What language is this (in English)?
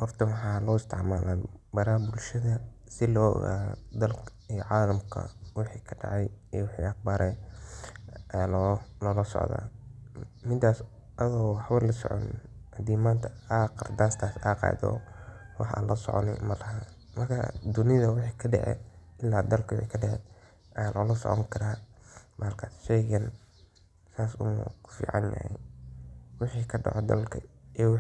Somali